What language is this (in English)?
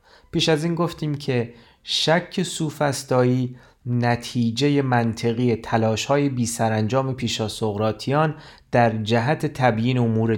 Persian